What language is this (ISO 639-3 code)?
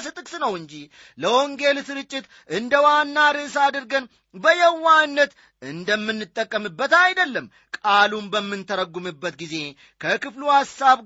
amh